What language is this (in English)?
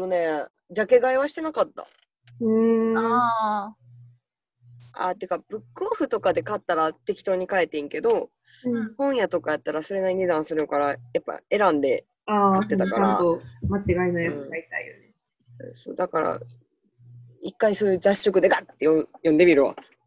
Japanese